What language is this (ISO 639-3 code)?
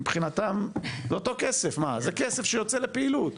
heb